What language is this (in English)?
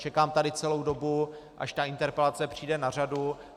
Czech